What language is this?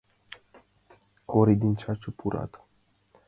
Mari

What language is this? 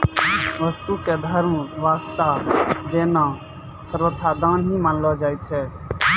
Maithili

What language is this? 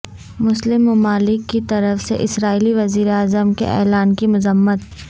Urdu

